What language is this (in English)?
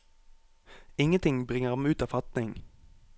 Norwegian